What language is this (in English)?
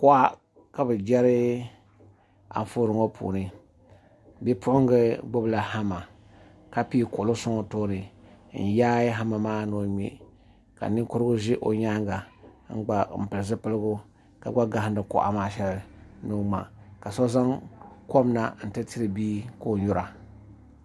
Dagbani